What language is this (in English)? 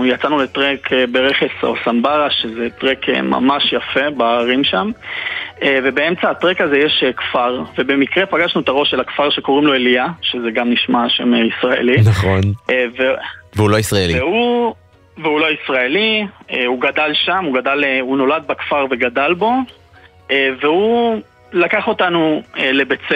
Hebrew